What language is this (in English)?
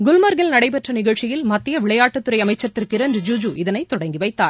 Tamil